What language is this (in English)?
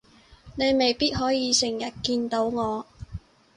Cantonese